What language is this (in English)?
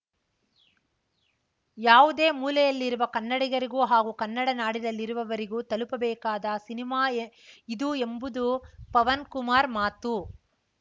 Kannada